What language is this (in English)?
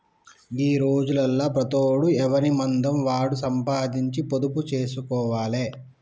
Telugu